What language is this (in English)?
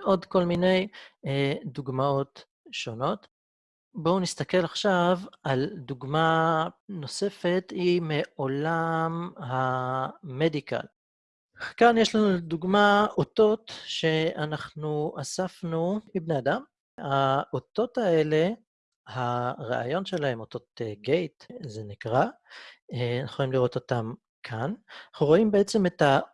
Hebrew